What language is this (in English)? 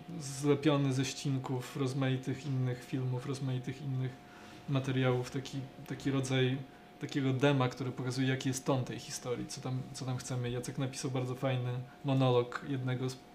Polish